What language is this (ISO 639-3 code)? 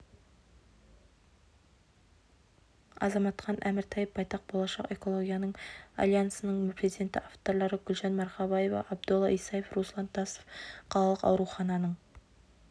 kaz